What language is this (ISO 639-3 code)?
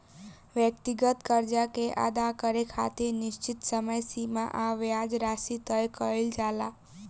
bho